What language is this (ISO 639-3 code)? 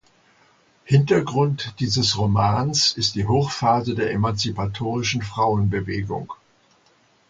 deu